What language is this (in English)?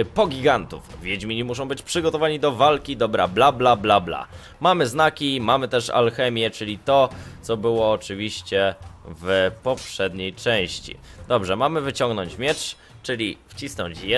Polish